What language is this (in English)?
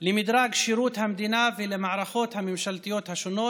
Hebrew